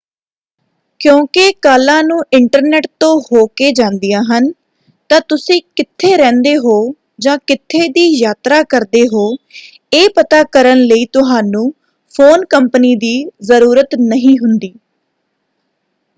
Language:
Punjabi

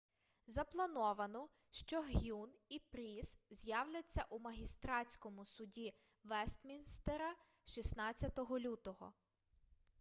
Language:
Ukrainian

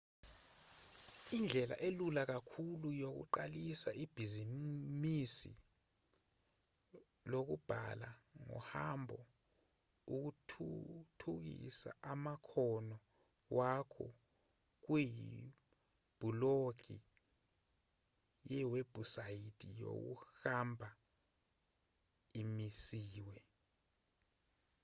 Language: Zulu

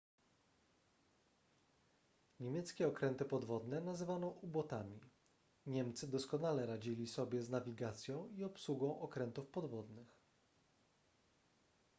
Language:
Polish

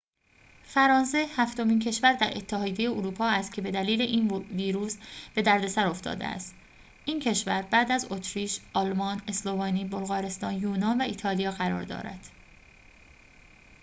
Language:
Persian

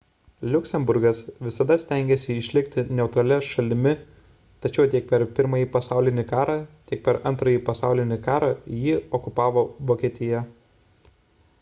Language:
Lithuanian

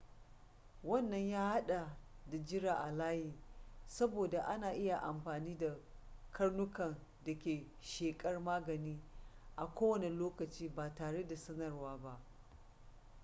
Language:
Hausa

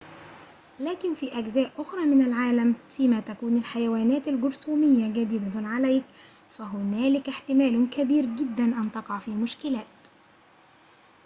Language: Arabic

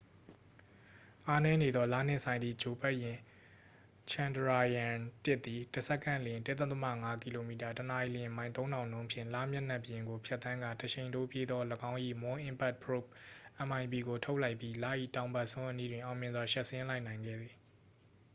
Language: Burmese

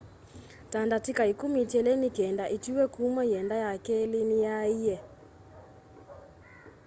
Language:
Kamba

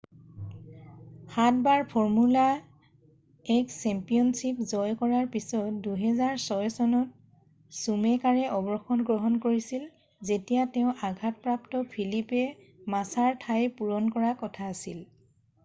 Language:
Assamese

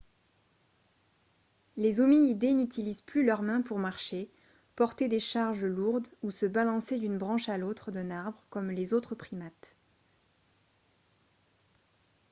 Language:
French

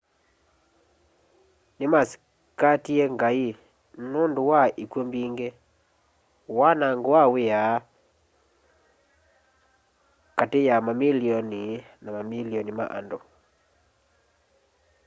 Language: Kamba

